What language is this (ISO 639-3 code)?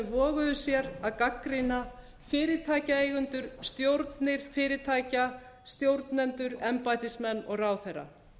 isl